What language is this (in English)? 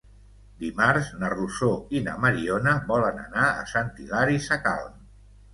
Catalan